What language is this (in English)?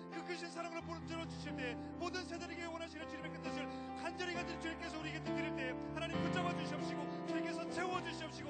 Korean